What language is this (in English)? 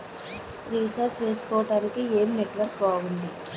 Telugu